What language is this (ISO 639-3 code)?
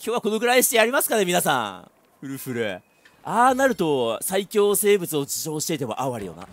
jpn